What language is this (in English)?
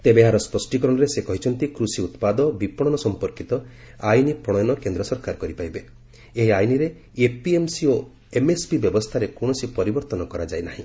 Odia